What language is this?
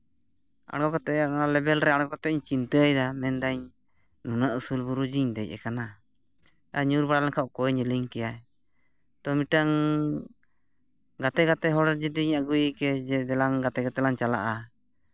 Santali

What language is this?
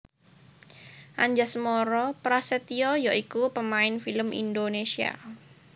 Javanese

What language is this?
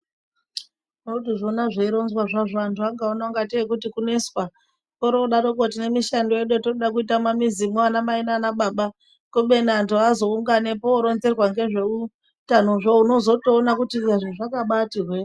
Ndau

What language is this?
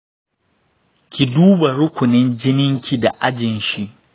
Hausa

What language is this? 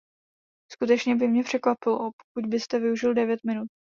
Czech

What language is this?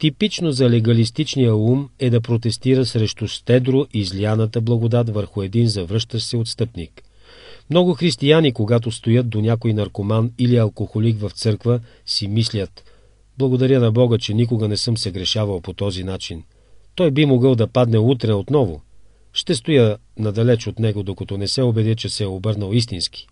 Bulgarian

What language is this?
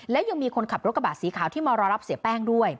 Thai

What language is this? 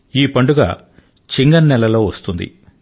Telugu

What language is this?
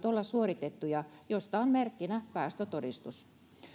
Finnish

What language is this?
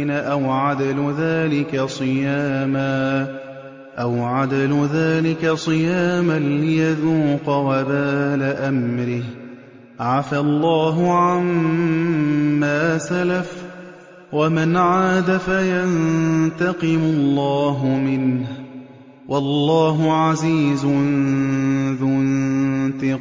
Arabic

